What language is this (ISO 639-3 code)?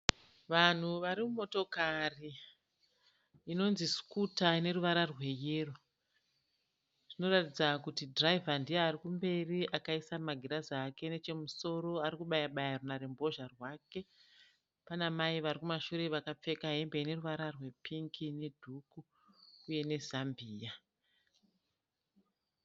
sna